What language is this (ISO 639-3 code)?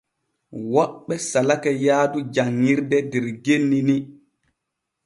fue